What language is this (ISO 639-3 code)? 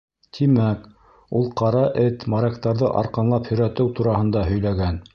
bak